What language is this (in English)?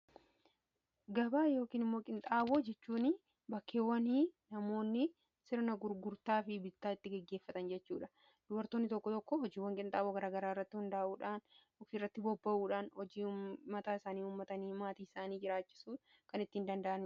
Oromo